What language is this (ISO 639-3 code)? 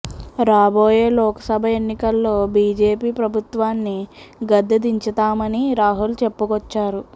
tel